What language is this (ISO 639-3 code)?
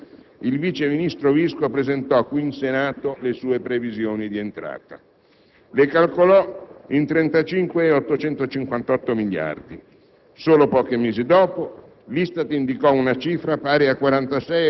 ita